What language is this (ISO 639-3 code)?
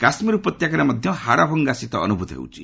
ori